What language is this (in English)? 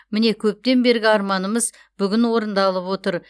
Kazakh